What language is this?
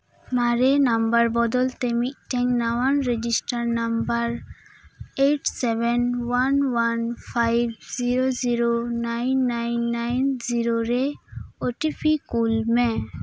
Santali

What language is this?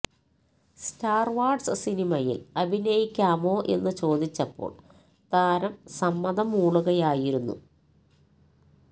Malayalam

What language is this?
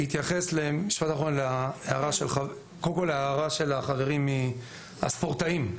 Hebrew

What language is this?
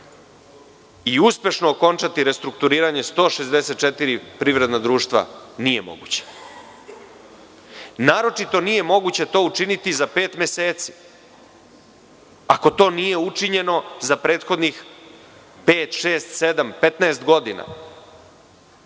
Serbian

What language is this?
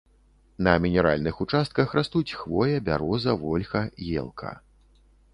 Belarusian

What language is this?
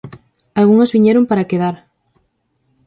Galician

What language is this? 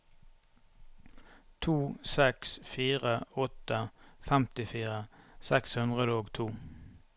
Norwegian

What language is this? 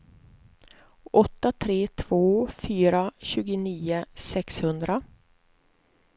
Swedish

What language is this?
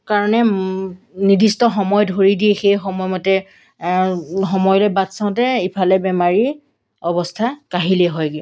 Assamese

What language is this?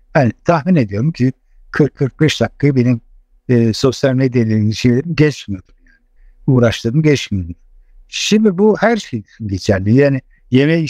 Turkish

